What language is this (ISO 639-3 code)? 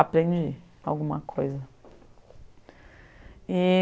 por